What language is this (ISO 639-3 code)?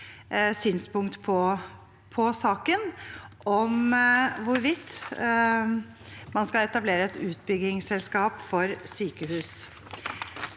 nor